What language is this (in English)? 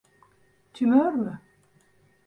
Turkish